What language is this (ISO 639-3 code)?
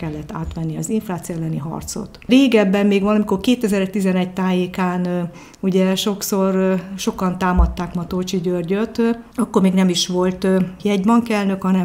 hun